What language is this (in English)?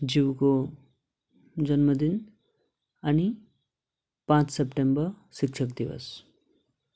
Nepali